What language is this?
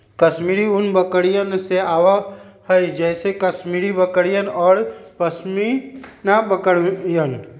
Magahi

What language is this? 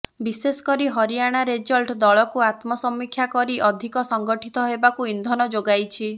Odia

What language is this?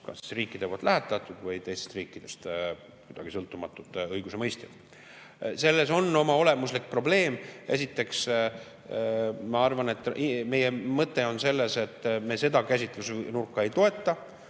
Estonian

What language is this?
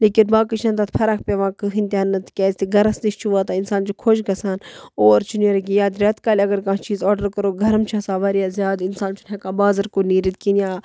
Kashmiri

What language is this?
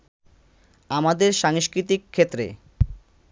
Bangla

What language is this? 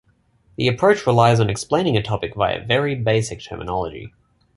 English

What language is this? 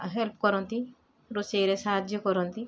Odia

